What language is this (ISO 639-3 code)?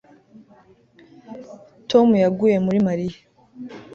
kin